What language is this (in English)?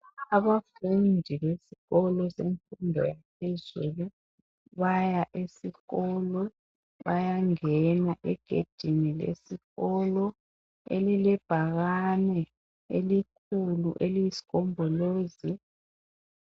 North Ndebele